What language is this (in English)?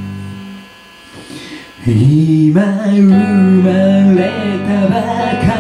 Japanese